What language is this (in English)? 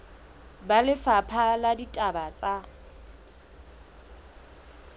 Southern Sotho